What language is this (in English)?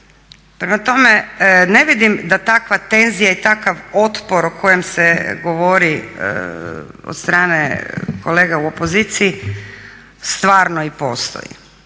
Croatian